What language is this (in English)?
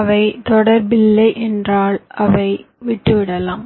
Tamil